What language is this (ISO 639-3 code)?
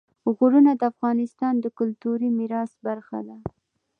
pus